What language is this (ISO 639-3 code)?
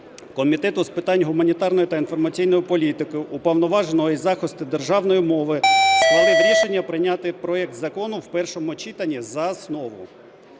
ukr